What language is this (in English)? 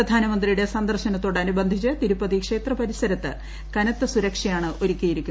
Malayalam